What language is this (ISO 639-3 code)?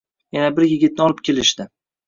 uzb